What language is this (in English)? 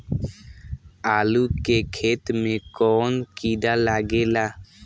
Bhojpuri